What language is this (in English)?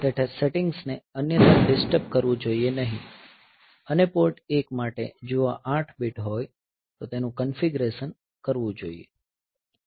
Gujarati